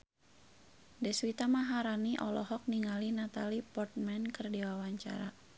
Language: Sundanese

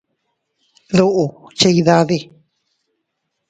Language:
Teutila Cuicatec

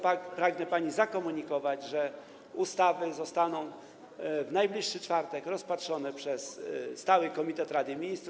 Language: Polish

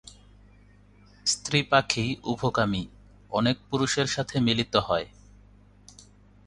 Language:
Bangla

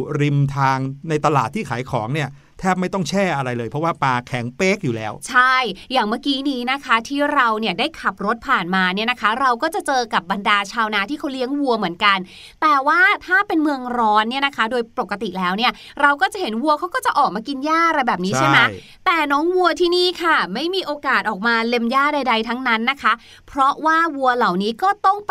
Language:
Thai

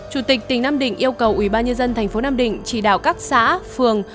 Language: Vietnamese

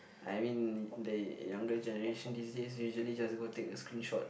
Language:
English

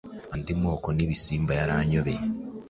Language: Kinyarwanda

